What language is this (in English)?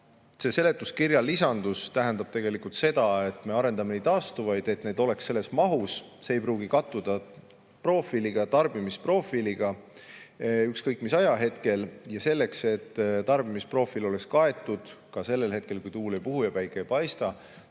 Estonian